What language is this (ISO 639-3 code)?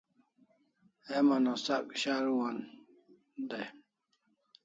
kls